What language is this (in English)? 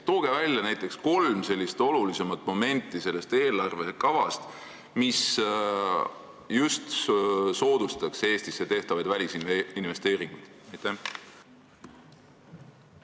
Estonian